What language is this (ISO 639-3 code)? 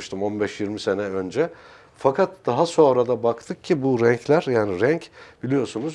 tur